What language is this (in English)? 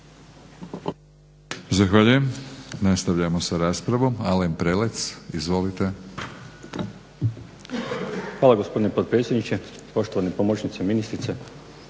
Croatian